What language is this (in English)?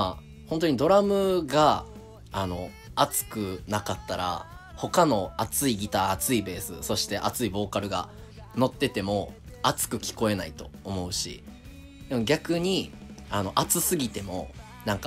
Japanese